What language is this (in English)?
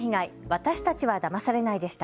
Japanese